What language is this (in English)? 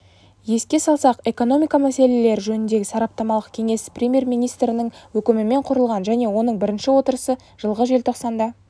Kazakh